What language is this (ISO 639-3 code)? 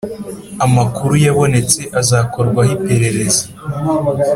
kin